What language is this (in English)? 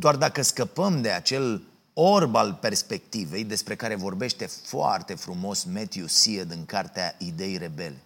Romanian